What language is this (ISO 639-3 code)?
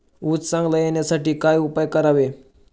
mar